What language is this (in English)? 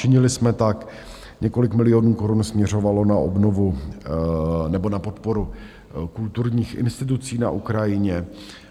Czech